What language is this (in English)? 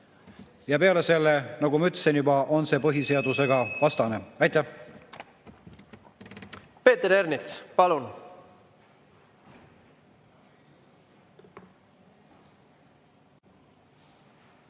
Estonian